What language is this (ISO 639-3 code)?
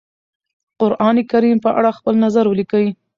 pus